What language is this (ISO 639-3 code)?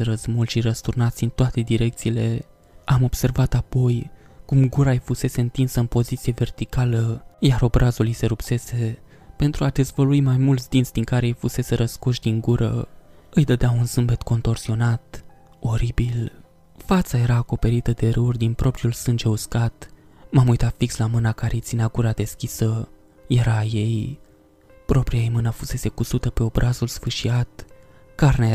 ron